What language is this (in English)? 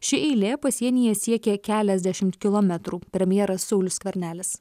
Lithuanian